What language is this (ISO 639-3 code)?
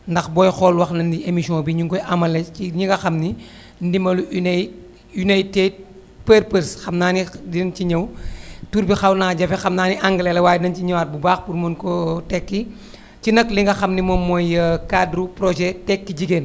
wol